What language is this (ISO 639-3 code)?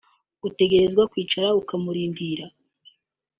kin